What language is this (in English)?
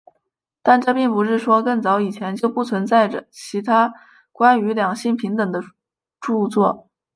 Chinese